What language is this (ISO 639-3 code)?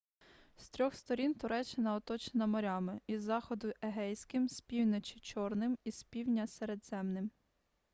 ukr